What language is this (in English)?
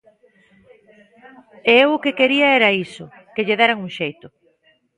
Galician